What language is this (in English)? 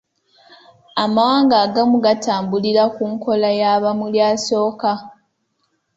Ganda